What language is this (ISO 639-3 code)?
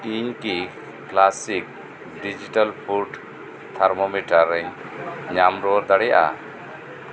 sat